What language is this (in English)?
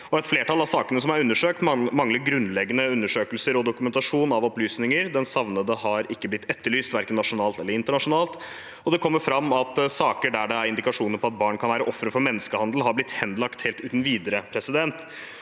Norwegian